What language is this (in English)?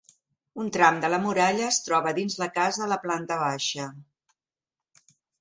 Catalan